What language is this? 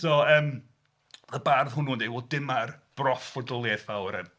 Welsh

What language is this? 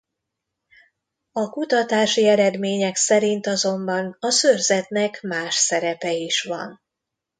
Hungarian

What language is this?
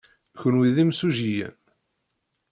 Kabyle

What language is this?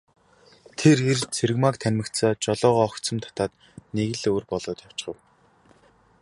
Mongolian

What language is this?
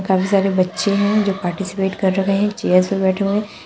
Hindi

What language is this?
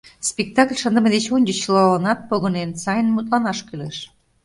Mari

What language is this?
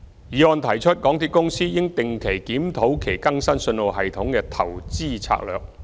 Cantonese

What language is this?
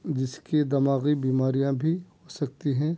Urdu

